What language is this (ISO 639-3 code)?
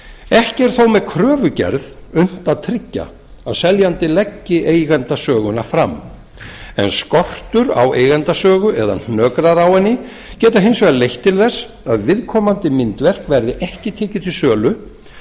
isl